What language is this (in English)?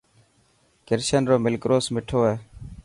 Dhatki